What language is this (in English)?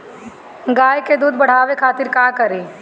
Bhojpuri